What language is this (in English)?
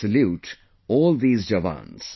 English